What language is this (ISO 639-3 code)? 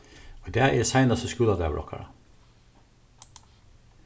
fao